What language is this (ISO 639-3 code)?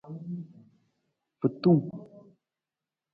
nmz